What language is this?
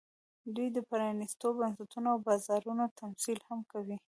Pashto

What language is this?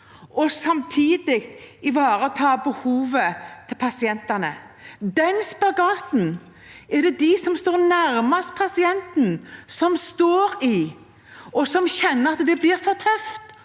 Norwegian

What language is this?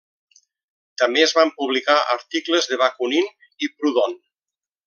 Catalan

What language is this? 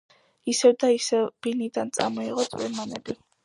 Georgian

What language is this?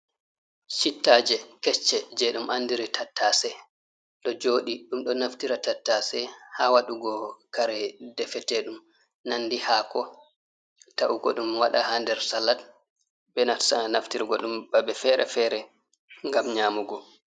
Fula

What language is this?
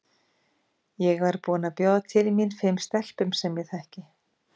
Icelandic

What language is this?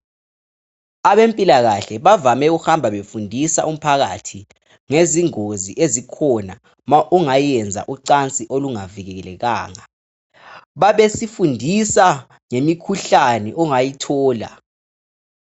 North Ndebele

